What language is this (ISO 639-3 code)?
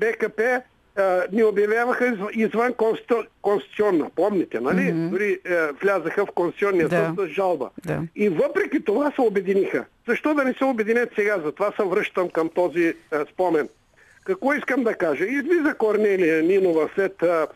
bul